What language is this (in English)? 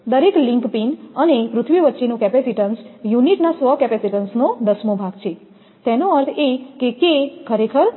Gujarati